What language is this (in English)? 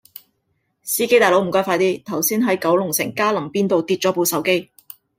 Cantonese